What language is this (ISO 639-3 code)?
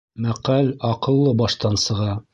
bak